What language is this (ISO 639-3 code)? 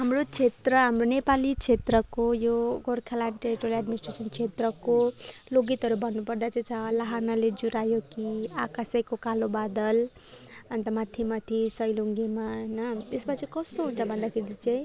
nep